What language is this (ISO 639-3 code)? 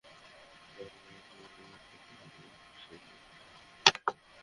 ben